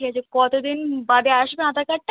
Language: Bangla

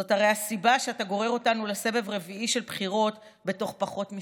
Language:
Hebrew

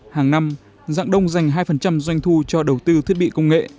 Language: Vietnamese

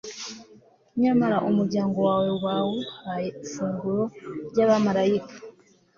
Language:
Kinyarwanda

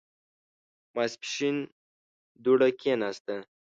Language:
Pashto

